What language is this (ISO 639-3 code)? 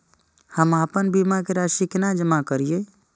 mai